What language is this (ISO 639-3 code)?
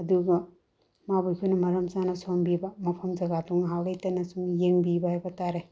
mni